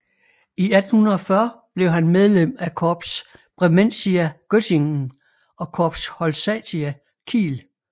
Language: Danish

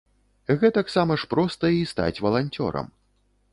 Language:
Belarusian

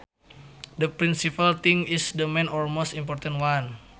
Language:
Sundanese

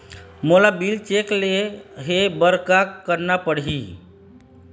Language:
Chhattisgarhi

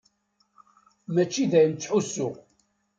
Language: Kabyle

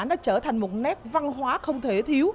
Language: Vietnamese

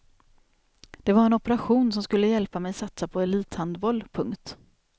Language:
Swedish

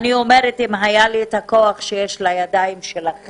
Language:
Hebrew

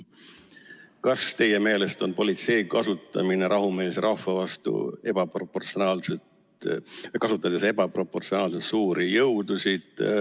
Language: Estonian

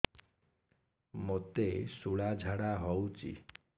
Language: Odia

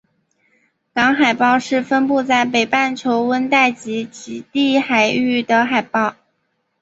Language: Chinese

